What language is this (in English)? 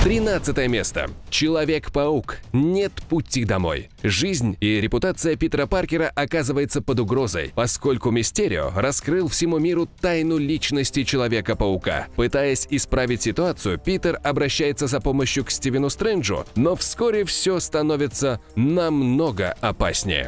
Russian